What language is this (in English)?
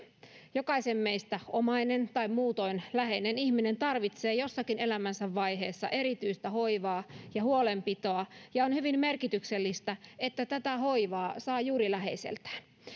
Finnish